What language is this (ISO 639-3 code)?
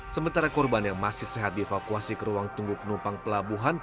ind